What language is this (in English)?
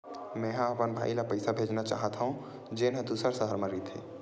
Chhattisgarhi